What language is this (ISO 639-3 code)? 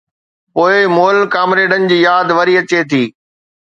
snd